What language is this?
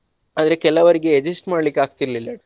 Kannada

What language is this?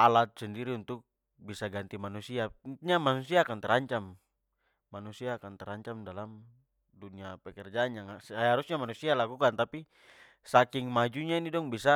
Papuan Malay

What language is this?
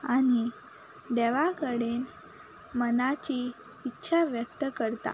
Konkani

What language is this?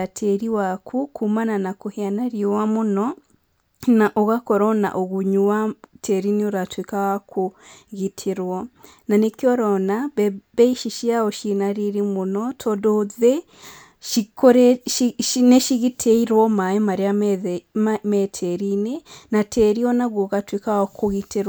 Kikuyu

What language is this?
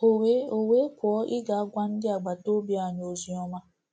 Igbo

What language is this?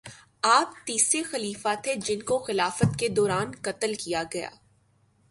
Urdu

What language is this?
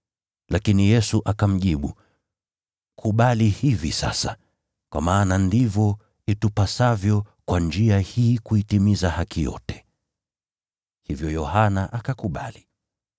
Swahili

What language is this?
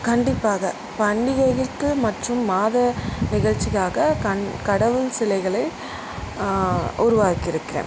Tamil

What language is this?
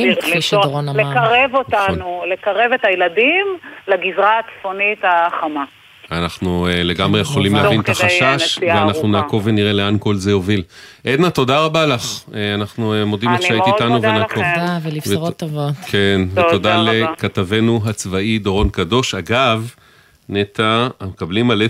Hebrew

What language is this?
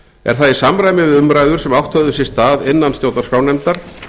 Icelandic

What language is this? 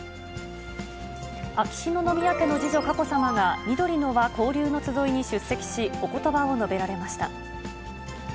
Japanese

